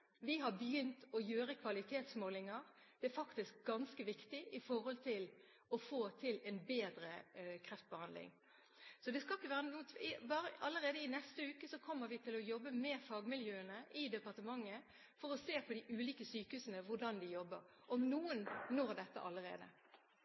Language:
Norwegian Bokmål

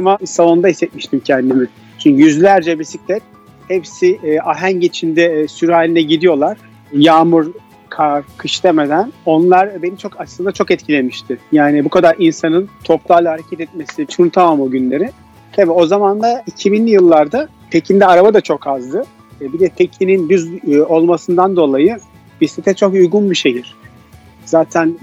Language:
Turkish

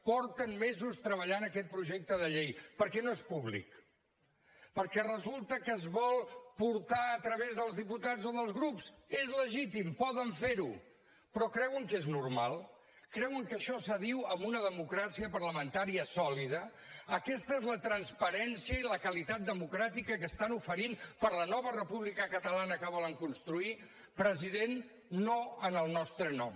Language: Catalan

